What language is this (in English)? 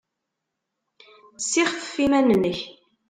Kabyle